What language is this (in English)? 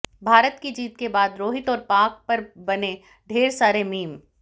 Hindi